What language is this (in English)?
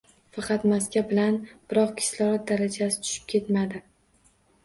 Uzbek